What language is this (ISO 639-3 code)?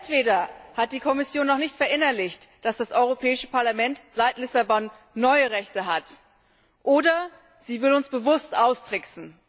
deu